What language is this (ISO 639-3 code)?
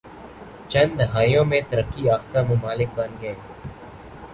urd